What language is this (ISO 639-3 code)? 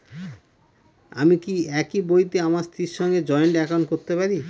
ben